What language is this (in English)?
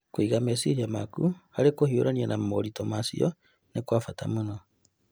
Kikuyu